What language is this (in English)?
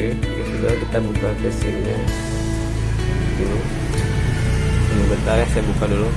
Indonesian